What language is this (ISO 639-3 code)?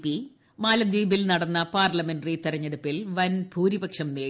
mal